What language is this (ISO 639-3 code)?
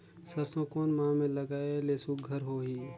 hne